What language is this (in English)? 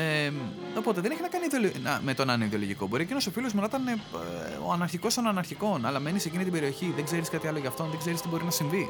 Greek